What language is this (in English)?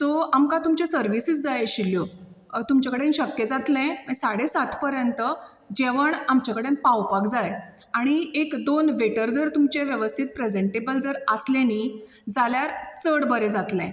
Konkani